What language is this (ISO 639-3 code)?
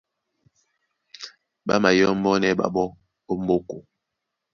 dua